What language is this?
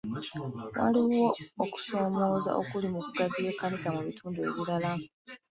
Ganda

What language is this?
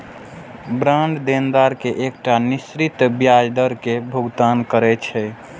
Maithili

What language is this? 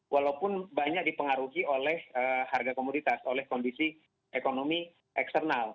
Indonesian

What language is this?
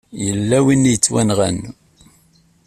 Kabyle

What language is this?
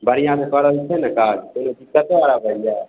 Maithili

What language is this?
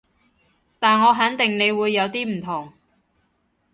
Cantonese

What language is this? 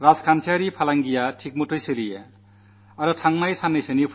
Malayalam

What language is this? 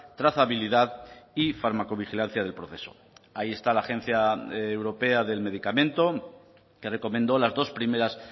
Spanish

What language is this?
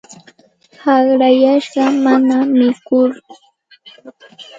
Santa Ana de Tusi Pasco Quechua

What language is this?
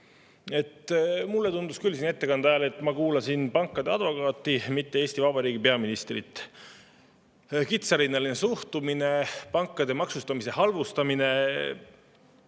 Estonian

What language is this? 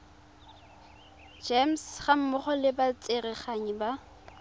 Tswana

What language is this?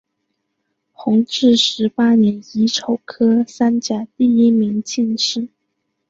Chinese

